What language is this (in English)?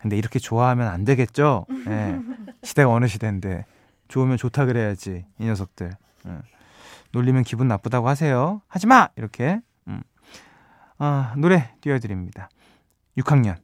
Korean